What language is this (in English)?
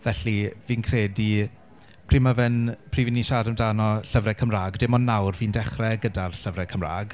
Welsh